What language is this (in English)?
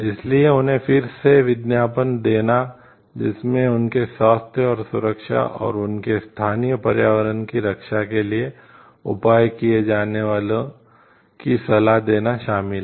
Hindi